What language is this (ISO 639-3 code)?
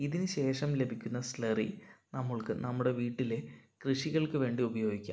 mal